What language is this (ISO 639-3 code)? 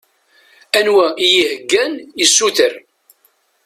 kab